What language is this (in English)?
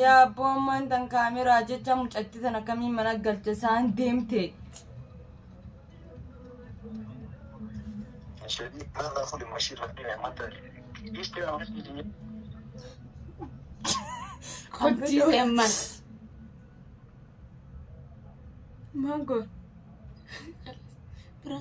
Arabic